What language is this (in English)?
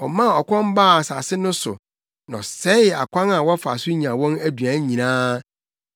Akan